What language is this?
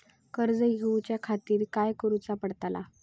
Marathi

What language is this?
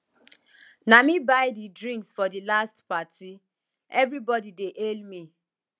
Nigerian Pidgin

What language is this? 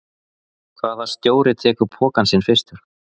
Icelandic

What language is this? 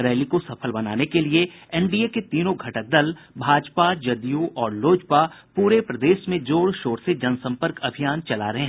Hindi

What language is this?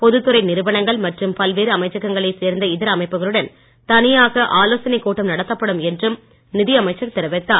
Tamil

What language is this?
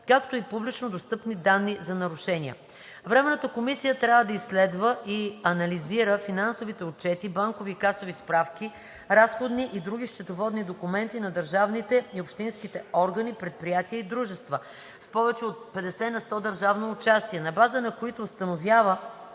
Bulgarian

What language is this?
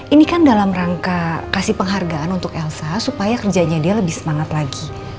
Indonesian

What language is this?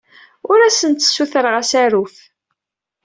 Kabyle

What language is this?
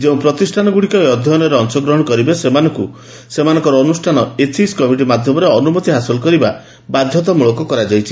Odia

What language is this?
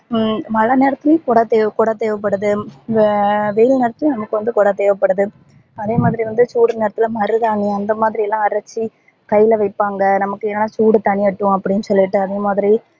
Tamil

